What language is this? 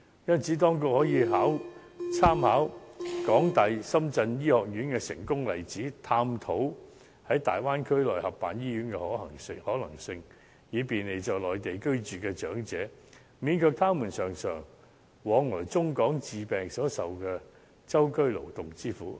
Cantonese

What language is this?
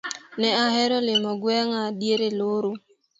Luo (Kenya and Tanzania)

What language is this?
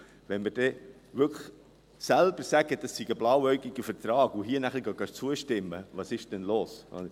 Swiss German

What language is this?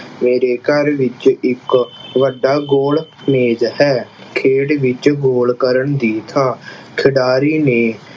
Punjabi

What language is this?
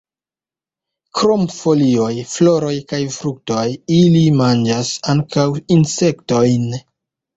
Esperanto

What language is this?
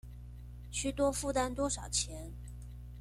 Chinese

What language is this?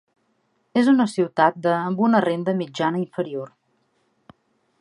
Catalan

